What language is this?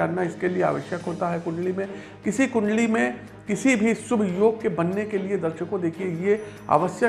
Hindi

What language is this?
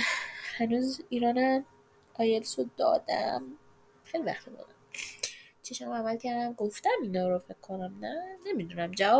Persian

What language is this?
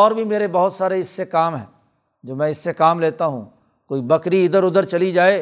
Urdu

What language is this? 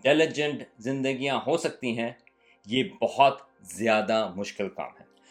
Urdu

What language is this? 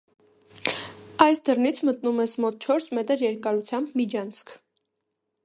Armenian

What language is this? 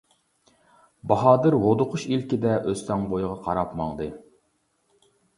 Uyghur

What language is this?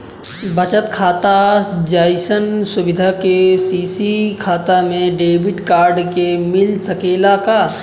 Bhojpuri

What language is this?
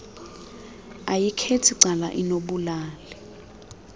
Xhosa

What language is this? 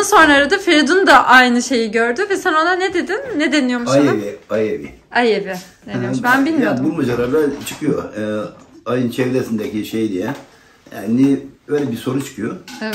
Turkish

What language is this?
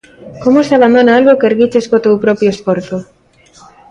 Galician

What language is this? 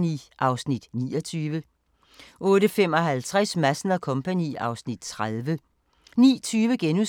Danish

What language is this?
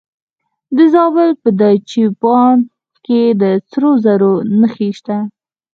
Pashto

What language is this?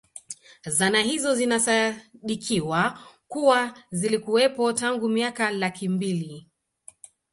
Swahili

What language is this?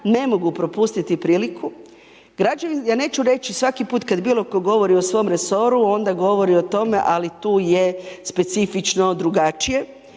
Croatian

